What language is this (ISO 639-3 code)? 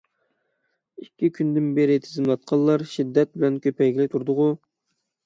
uig